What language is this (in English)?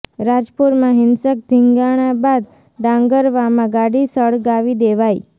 Gujarati